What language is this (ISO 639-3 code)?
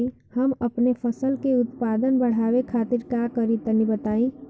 bho